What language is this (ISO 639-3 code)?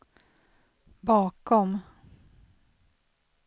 swe